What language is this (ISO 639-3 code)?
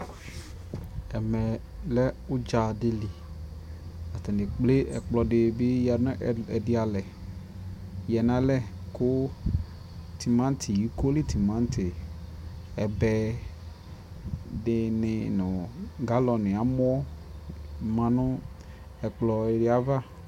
kpo